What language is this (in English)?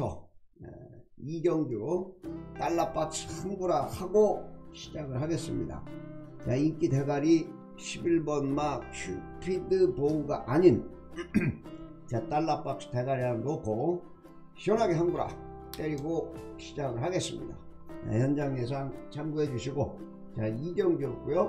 Korean